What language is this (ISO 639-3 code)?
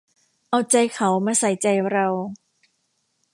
tha